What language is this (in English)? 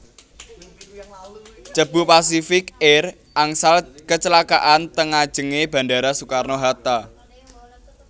Javanese